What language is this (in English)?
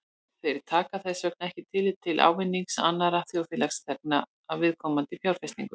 Icelandic